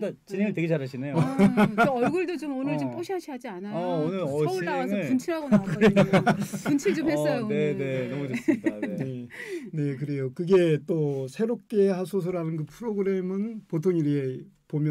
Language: Korean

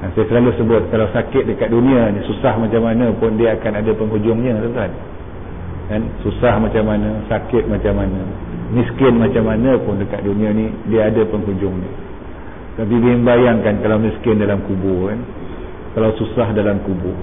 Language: Malay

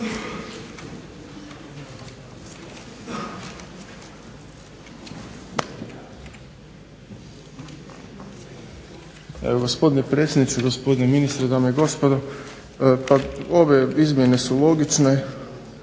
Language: Croatian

